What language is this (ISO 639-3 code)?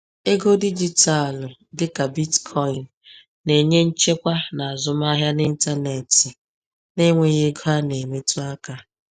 ibo